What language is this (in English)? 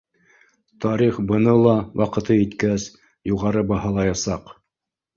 Bashkir